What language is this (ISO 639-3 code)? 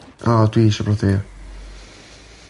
cym